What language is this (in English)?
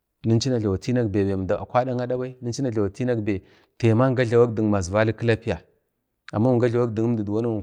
Bade